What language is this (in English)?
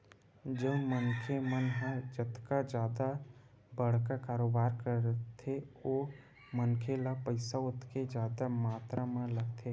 Chhattisgarhi